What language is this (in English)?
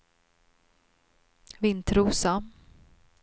Swedish